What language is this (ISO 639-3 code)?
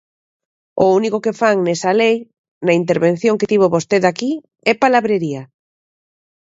glg